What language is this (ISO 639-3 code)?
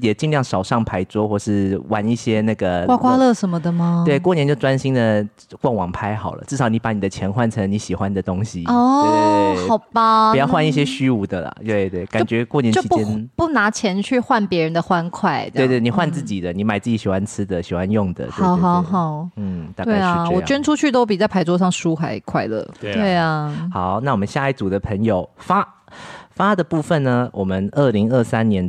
zho